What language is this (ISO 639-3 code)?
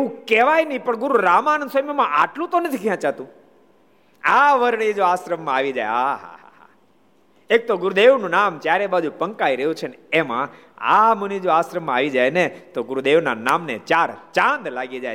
guj